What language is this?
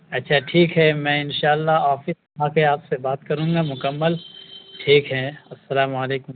Urdu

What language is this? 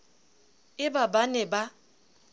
Southern Sotho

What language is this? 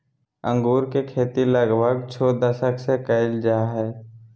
Magahi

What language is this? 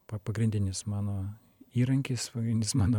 Lithuanian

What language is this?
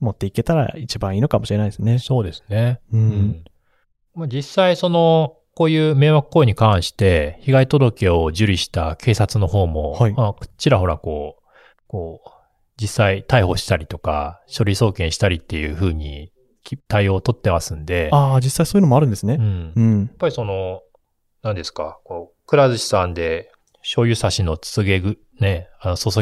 Japanese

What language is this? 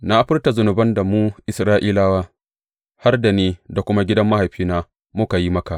Hausa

